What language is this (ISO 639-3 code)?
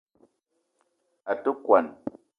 eto